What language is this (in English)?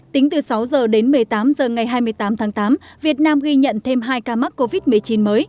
Vietnamese